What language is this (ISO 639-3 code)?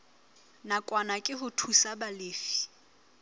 sot